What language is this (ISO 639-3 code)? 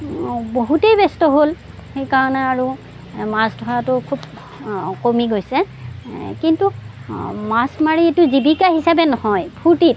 asm